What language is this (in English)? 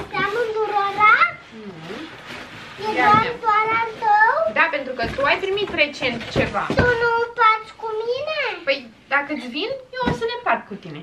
Romanian